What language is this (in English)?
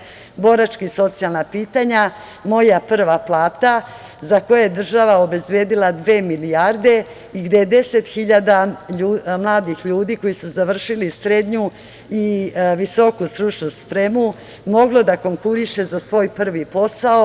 Serbian